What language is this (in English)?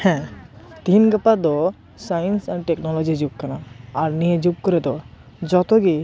Santali